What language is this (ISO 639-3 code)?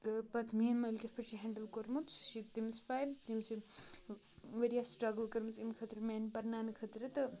kas